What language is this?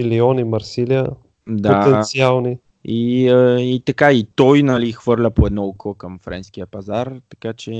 Bulgarian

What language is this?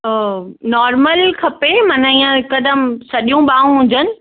Sindhi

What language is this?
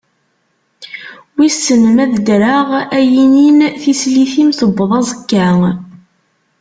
Kabyle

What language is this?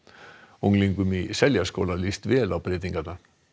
Icelandic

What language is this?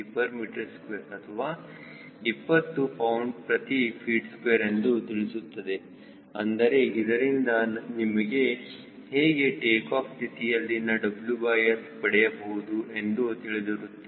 Kannada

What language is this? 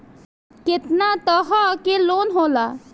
Bhojpuri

